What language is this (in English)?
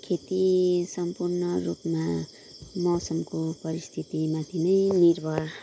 Nepali